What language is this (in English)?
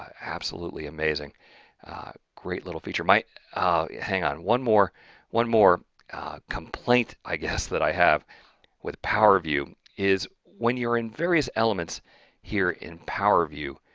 English